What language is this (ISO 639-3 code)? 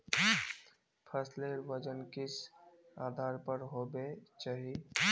mag